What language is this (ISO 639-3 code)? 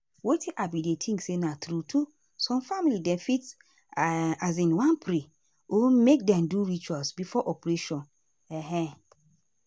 pcm